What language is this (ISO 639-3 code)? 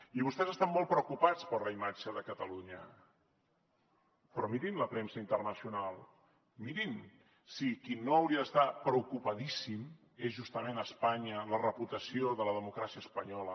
cat